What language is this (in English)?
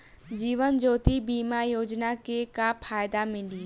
Bhojpuri